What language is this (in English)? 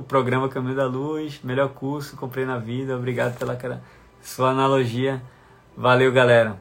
Portuguese